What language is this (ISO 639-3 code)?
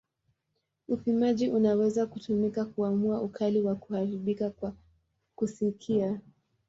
swa